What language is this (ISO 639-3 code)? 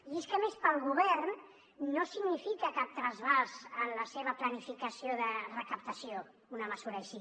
cat